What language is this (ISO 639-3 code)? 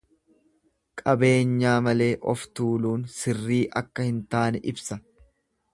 orm